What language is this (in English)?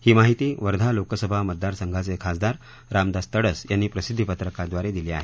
Marathi